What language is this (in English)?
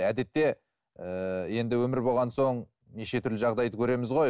Kazakh